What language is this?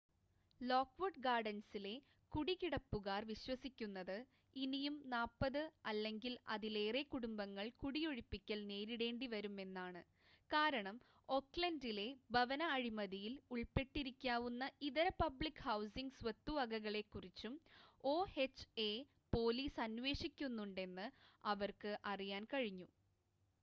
Malayalam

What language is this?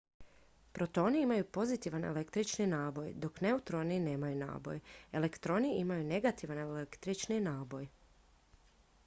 Croatian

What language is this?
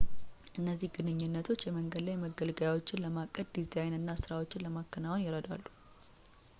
Amharic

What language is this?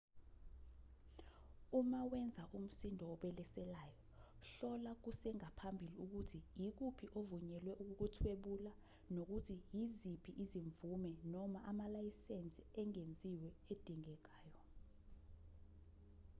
Zulu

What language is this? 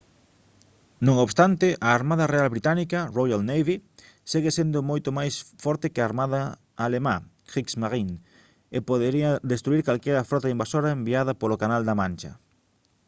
Galician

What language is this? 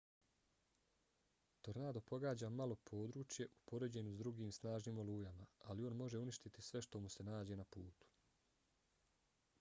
Bosnian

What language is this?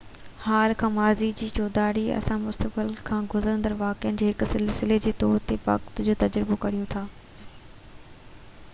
Sindhi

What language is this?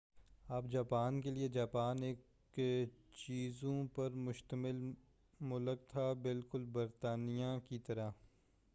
Urdu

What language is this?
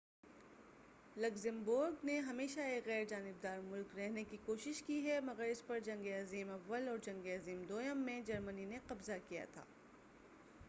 Urdu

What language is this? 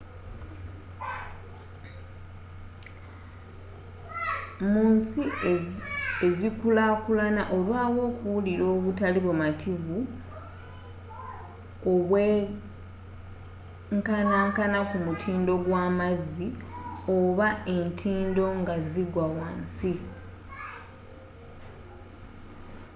Ganda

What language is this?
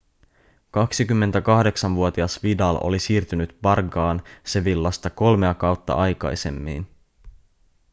Finnish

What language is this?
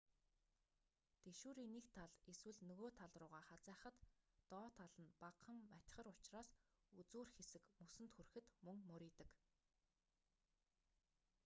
Mongolian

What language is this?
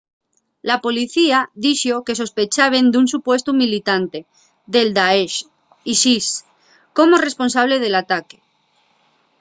Asturian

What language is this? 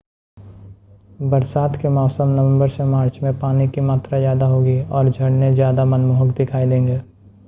Hindi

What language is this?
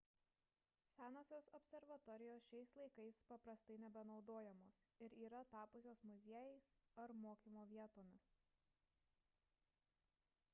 Lithuanian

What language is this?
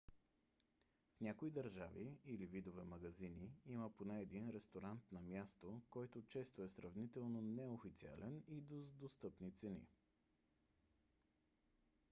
Bulgarian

